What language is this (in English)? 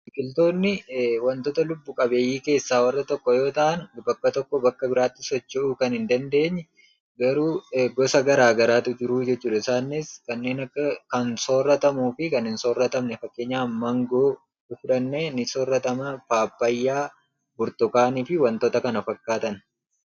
Oromo